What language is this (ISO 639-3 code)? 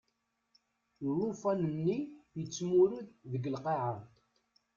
kab